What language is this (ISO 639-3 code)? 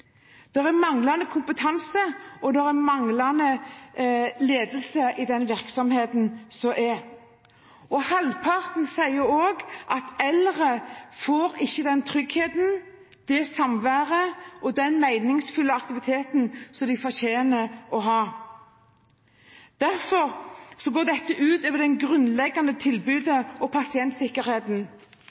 nob